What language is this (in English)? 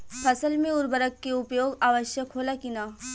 Bhojpuri